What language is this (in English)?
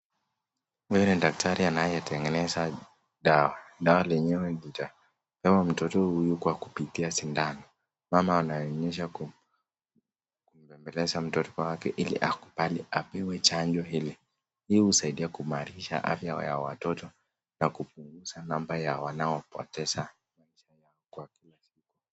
Swahili